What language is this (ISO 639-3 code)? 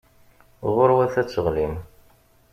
kab